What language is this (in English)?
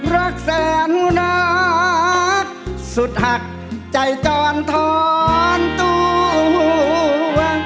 Thai